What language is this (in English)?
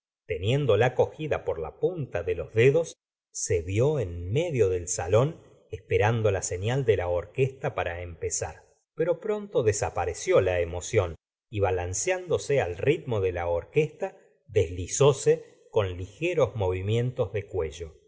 Spanish